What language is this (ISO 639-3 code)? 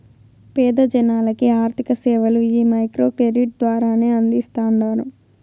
tel